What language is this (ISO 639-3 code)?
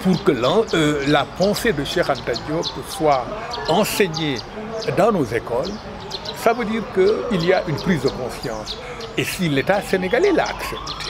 fra